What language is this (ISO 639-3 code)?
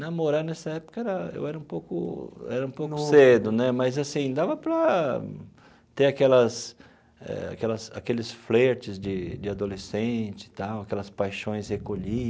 por